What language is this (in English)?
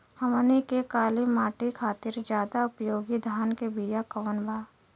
Bhojpuri